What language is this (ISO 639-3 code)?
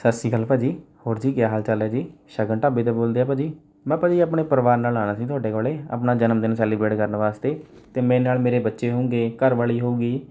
pan